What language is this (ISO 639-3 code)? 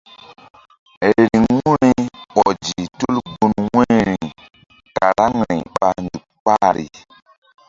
mdd